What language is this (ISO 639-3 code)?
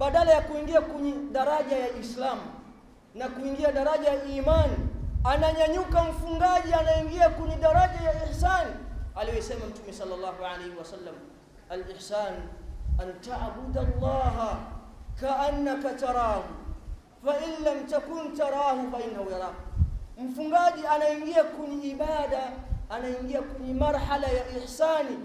swa